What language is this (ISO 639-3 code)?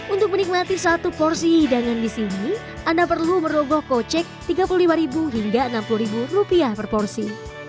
ind